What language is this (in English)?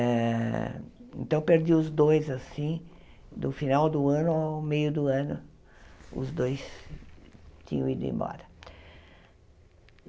Portuguese